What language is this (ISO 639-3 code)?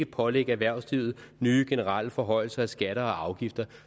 dan